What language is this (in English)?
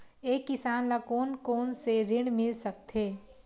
Chhattisgarhi